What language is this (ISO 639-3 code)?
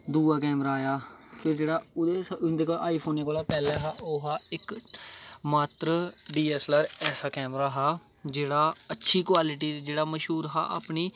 doi